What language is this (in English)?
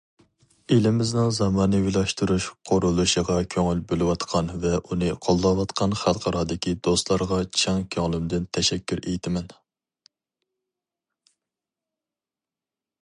Uyghur